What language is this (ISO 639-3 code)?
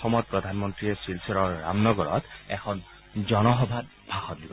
asm